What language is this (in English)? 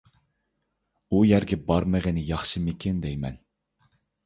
Uyghur